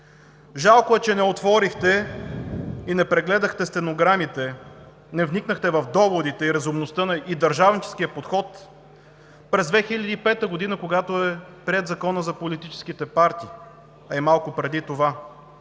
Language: Bulgarian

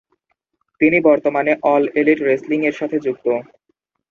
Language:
Bangla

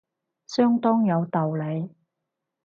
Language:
Cantonese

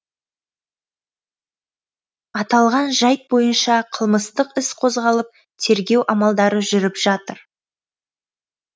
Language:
Kazakh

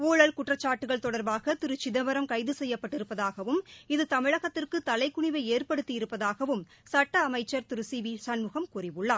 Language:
Tamil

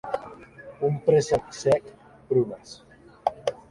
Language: Catalan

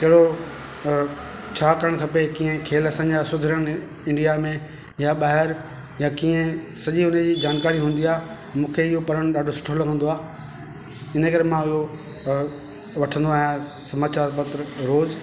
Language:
Sindhi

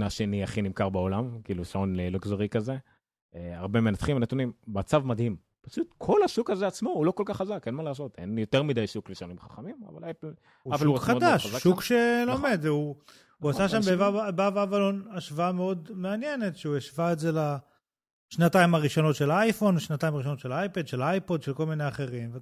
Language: Hebrew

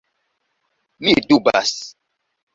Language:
Esperanto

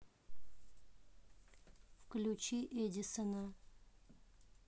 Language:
Russian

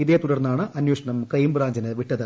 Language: Malayalam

